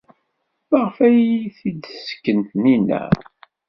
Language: Kabyle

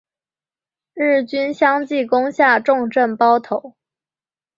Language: Chinese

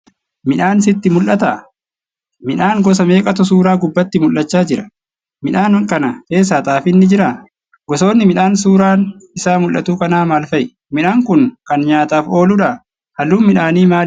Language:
Oromo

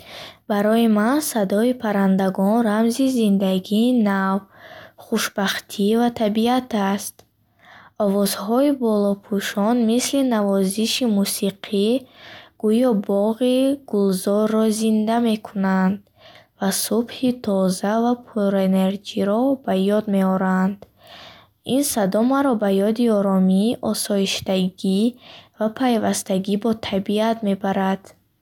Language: Bukharic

